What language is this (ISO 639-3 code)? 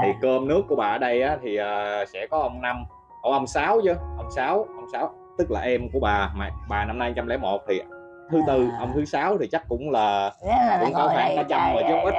vie